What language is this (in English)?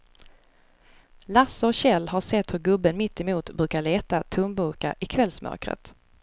Swedish